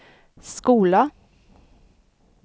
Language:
Swedish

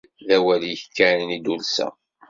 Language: Kabyle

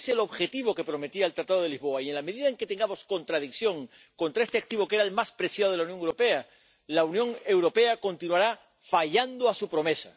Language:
Spanish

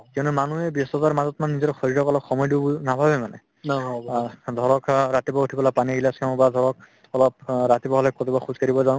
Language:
Assamese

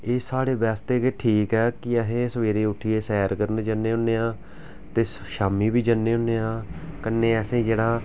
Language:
Dogri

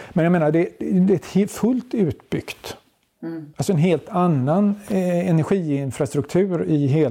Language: Swedish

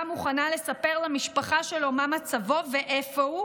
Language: Hebrew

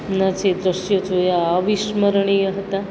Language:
Gujarati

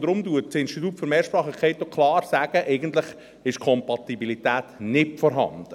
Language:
Swiss German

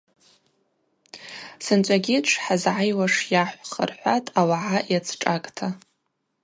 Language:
Abaza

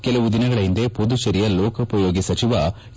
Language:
Kannada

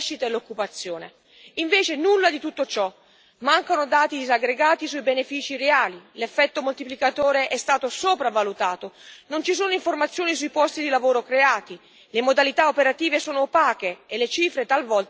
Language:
Italian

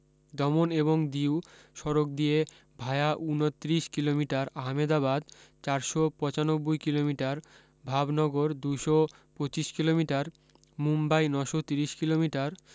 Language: Bangla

